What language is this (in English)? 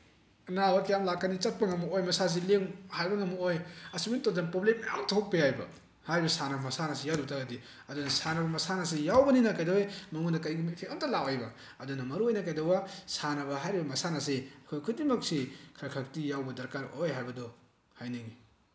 Manipuri